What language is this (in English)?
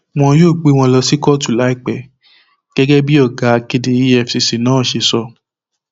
Yoruba